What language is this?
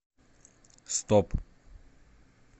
Russian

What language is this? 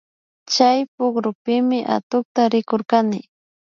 Imbabura Highland Quichua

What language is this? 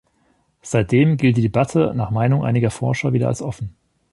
German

